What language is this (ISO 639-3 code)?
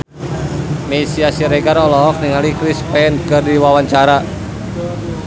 sun